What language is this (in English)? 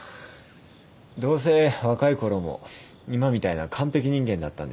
Japanese